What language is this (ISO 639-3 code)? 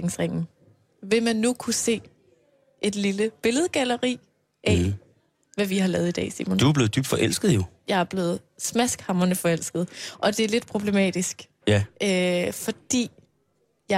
dan